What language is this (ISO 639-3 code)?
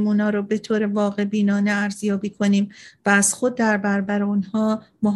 fas